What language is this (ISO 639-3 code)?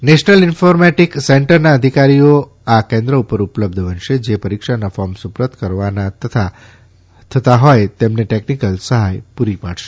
guj